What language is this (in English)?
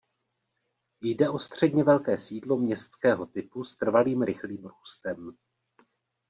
Czech